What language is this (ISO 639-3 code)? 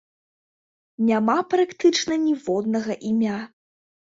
bel